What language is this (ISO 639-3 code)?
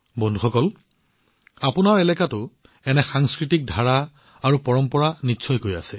asm